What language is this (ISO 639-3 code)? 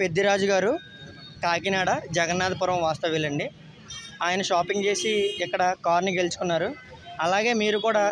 tel